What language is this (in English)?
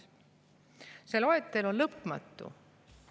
Estonian